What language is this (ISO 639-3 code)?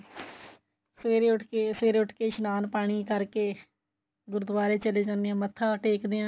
pan